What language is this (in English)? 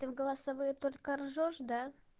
Russian